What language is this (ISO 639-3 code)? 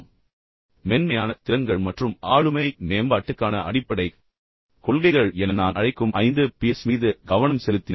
tam